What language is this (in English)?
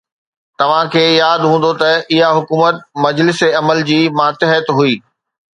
Sindhi